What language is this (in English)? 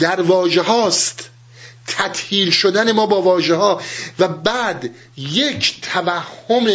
Persian